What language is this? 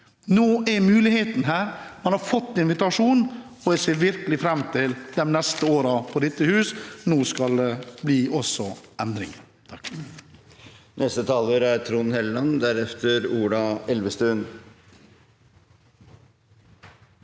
Norwegian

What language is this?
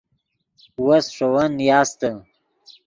Yidgha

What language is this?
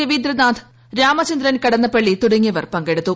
Malayalam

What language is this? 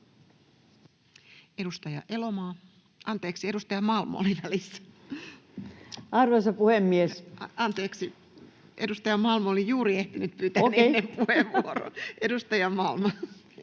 Finnish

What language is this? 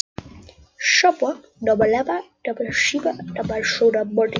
Icelandic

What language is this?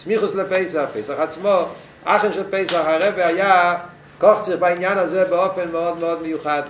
Hebrew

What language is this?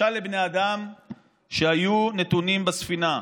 Hebrew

